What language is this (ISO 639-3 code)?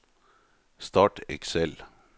nor